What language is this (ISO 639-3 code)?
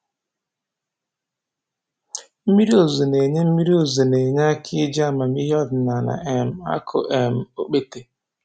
ibo